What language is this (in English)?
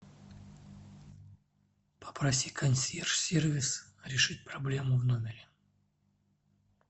Russian